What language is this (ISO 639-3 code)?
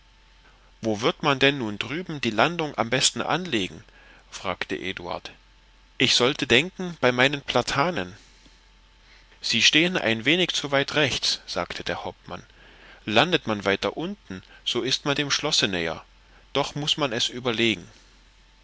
deu